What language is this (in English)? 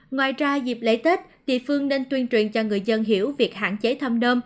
Vietnamese